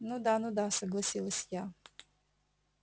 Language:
Russian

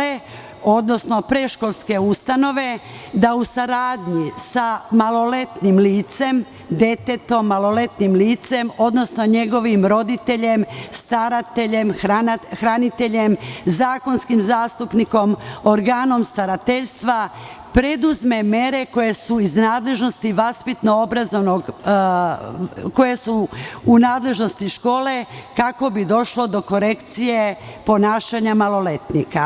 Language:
Serbian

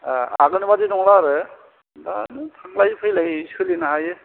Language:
Bodo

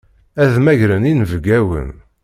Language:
Kabyle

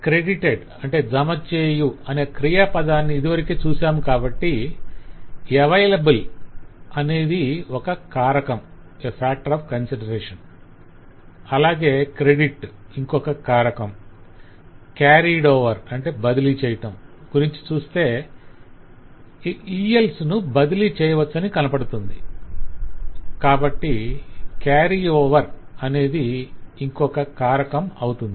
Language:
Telugu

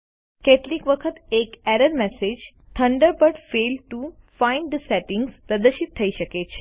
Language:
Gujarati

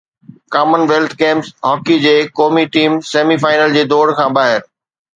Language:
Sindhi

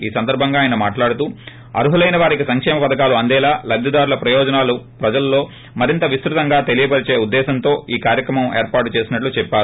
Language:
Telugu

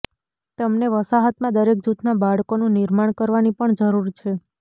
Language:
Gujarati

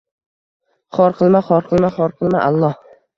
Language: Uzbek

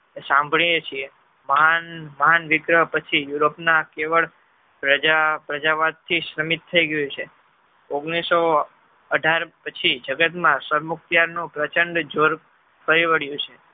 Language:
Gujarati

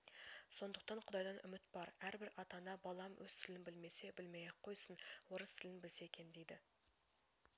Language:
Kazakh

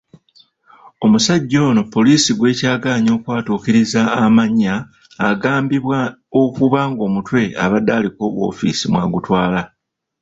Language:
Ganda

